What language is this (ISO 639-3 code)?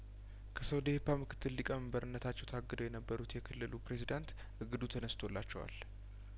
amh